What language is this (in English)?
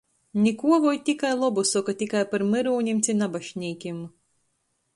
Latgalian